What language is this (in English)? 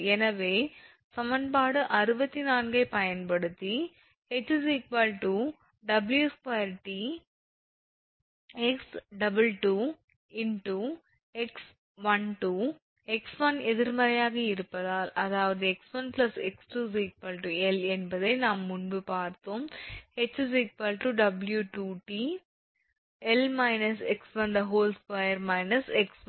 Tamil